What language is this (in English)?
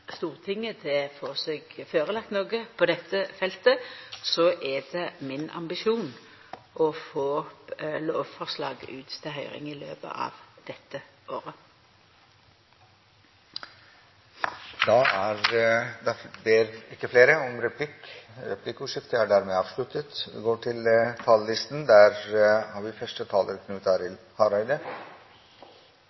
Norwegian